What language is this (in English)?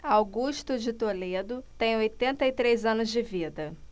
Portuguese